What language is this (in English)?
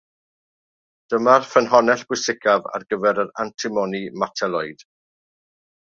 Welsh